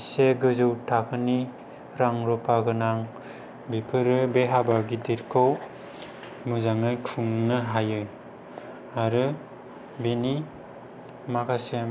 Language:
Bodo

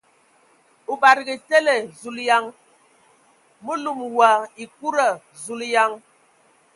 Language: Ewondo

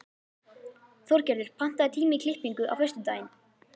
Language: Icelandic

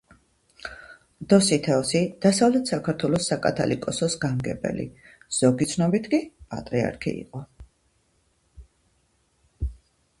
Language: Georgian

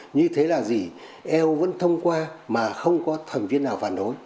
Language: Vietnamese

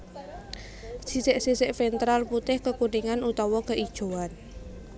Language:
Javanese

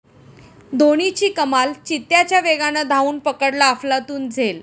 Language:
Marathi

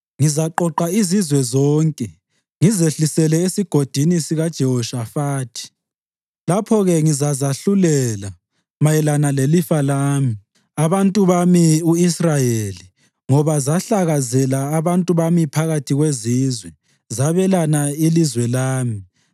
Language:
North Ndebele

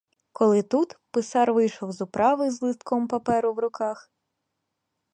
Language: Ukrainian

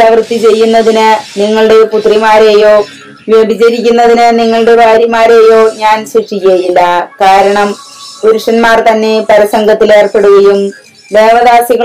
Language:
Malayalam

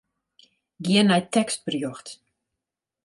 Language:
Western Frisian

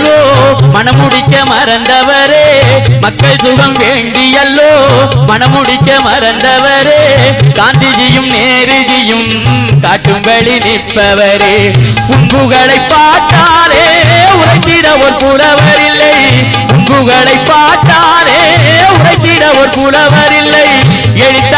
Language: Tamil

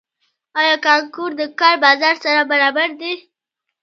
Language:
Pashto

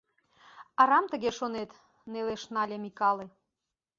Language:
Mari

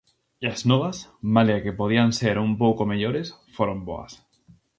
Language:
Galician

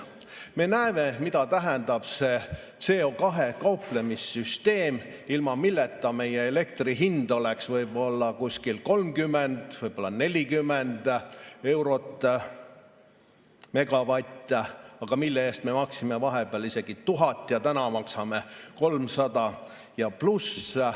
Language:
Estonian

